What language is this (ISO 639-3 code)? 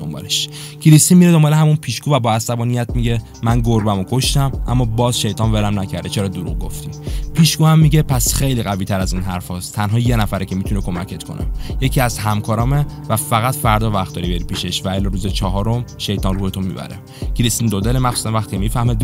fas